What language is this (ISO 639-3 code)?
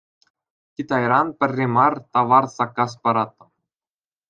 chv